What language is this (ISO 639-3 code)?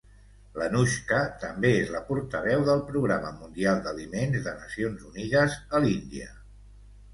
cat